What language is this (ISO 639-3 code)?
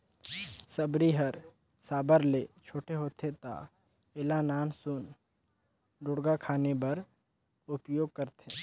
hne